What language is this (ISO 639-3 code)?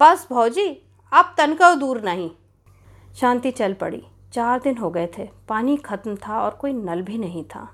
hin